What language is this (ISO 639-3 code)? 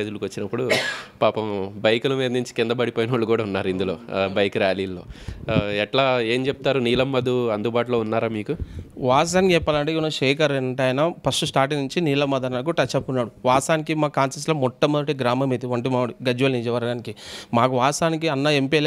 tel